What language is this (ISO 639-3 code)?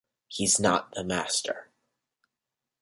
eng